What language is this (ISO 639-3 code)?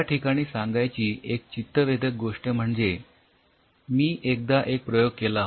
mar